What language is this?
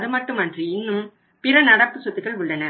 Tamil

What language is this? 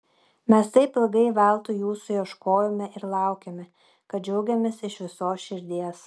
Lithuanian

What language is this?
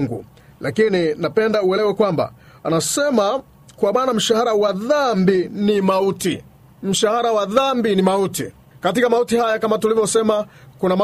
Swahili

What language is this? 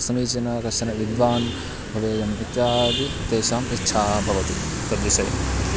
Sanskrit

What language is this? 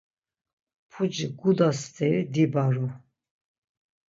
Laz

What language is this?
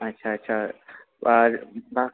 Bangla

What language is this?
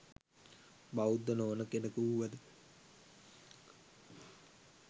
Sinhala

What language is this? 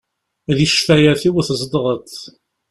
Kabyle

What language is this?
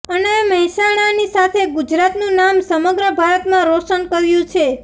Gujarati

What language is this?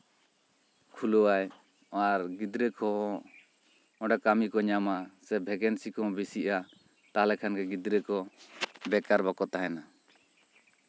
Santali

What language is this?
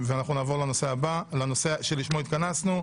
Hebrew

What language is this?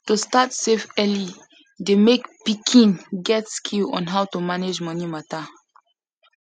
Nigerian Pidgin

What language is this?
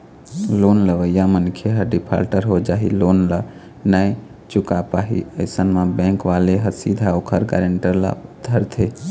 Chhattisgarhi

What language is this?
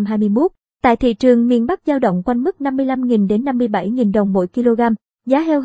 Vietnamese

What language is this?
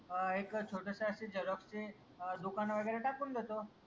Marathi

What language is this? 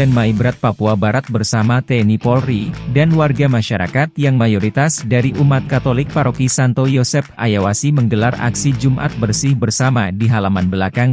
Indonesian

